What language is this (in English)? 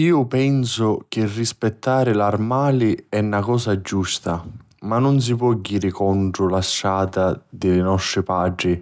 Sicilian